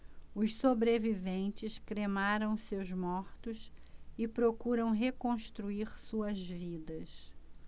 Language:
Portuguese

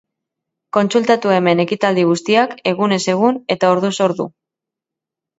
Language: Basque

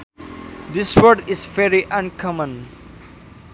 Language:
Sundanese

